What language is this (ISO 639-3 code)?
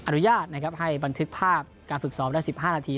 tha